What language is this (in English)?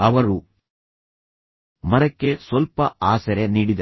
Kannada